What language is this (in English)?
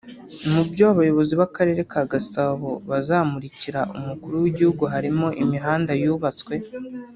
Kinyarwanda